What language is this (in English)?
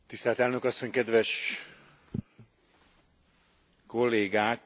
Hungarian